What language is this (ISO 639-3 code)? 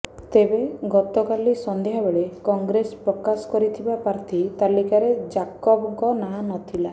ori